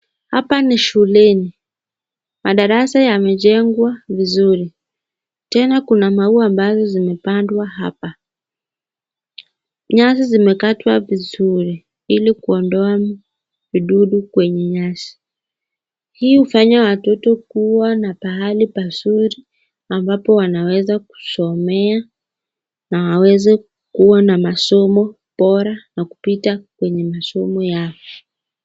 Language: Swahili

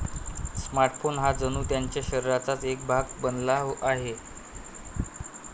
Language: Marathi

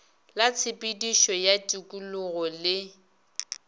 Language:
Northern Sotho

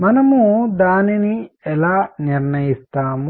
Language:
Telugu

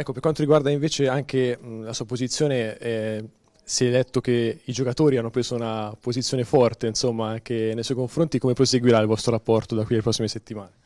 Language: Italian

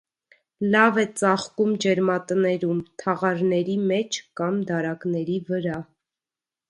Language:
Armenian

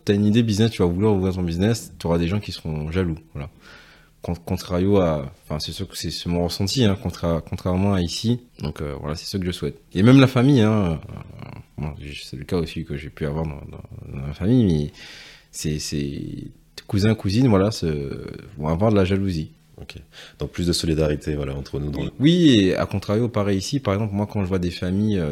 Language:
French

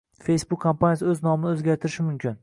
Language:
Uzbek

